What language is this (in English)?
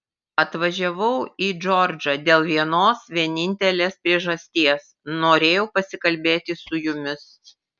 Lithuanian